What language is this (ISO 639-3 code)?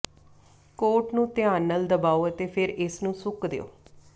pan